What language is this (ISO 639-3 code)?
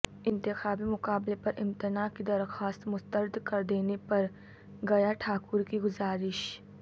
urd